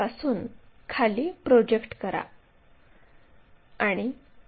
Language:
Marathi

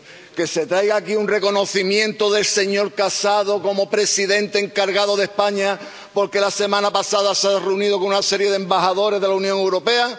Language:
Spanish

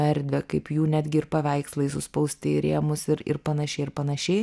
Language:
Lithuanian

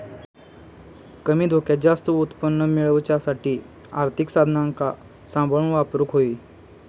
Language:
Marathi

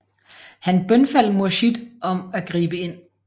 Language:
Danish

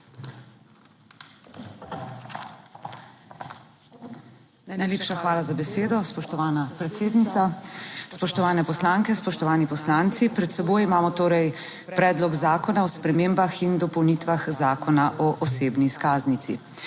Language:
Slovenian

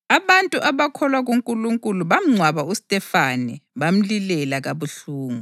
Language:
North Ndebele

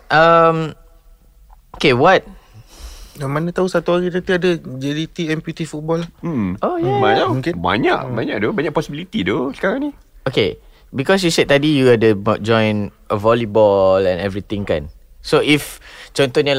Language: Malay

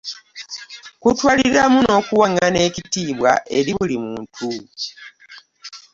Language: Ganda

